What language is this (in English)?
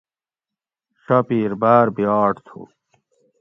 Gawri